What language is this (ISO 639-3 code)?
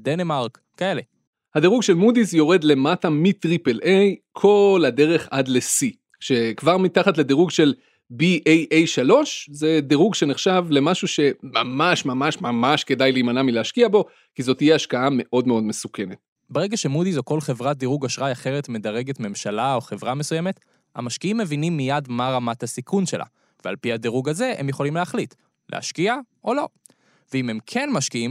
heb